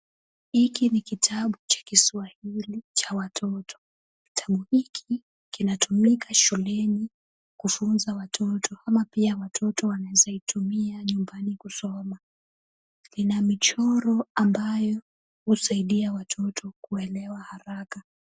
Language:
Swahili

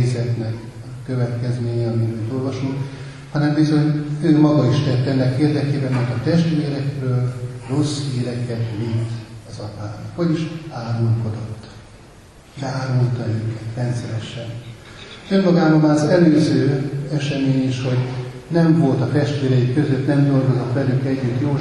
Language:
Hungarian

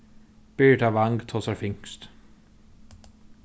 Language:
Faroese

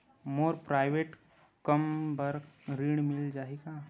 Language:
Chhattisgarhi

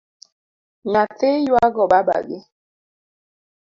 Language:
Luo (Kenya and Tanzania)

